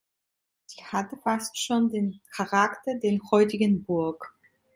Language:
German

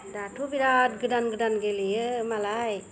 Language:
Bodo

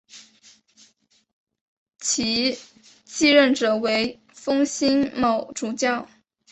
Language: Chinese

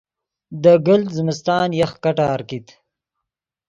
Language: Yidgha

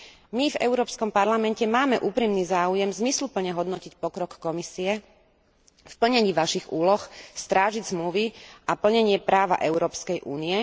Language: Slovak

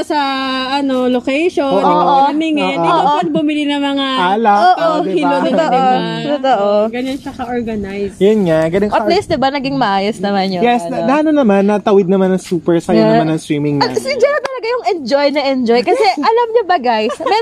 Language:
Filipino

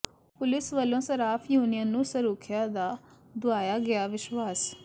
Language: Punjabi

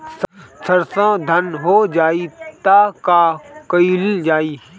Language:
Bhojpuri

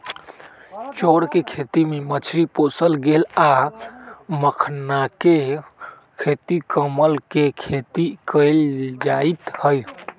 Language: Magahi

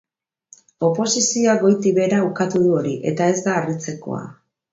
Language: Basque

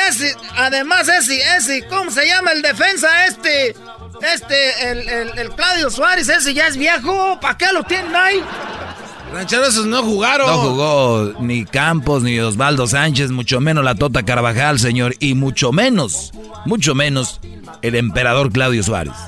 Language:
Spanish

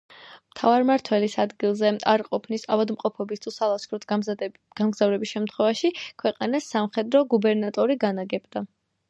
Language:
Georgian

